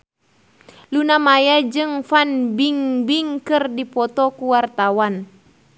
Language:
Sundanese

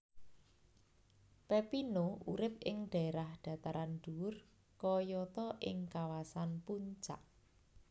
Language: Javanese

